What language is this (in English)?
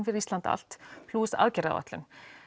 Icelandic